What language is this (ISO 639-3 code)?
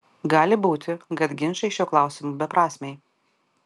lit